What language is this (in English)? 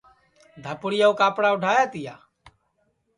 Sansi